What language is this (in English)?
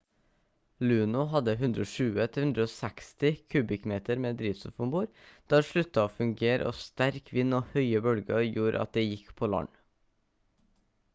Norwegian Bokmål